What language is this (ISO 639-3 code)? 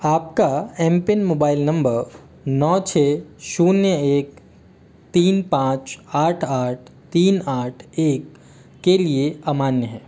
hin